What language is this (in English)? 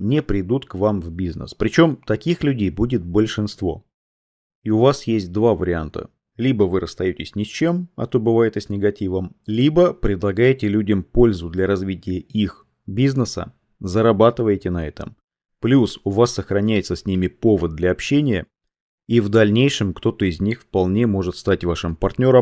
Russian